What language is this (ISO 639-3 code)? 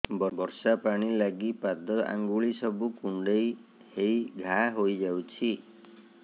ori